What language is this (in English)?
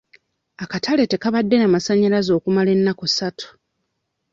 Ganda